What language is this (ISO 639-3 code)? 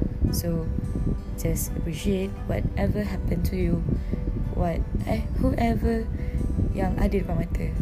msa